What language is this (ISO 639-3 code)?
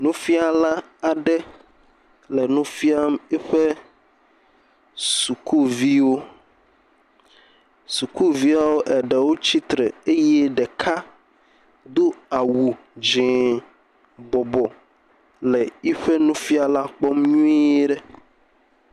ewe